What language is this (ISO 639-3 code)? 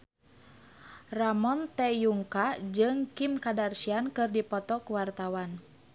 sun